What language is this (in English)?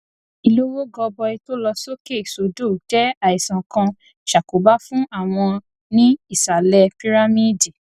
Yoruba